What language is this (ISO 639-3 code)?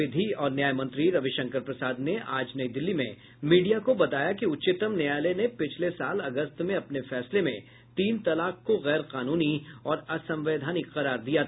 hin